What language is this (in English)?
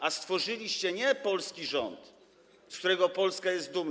Polish